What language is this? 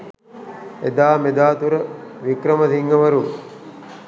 Sinhala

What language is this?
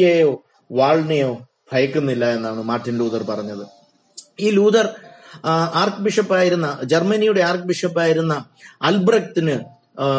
Malayalam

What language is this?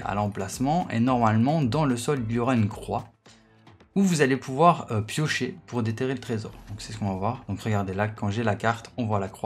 French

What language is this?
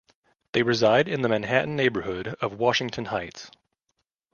English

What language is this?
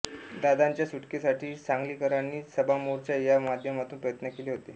Marathi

